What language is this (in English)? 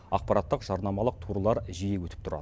Kazakh